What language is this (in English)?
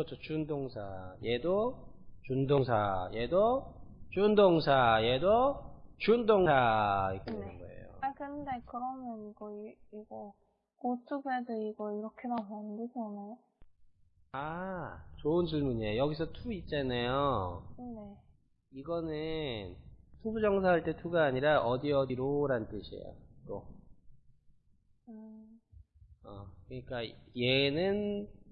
Korean